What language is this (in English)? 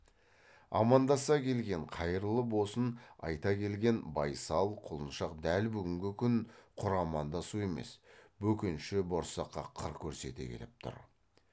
Kazakh